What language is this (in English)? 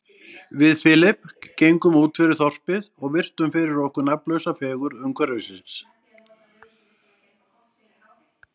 Icelandic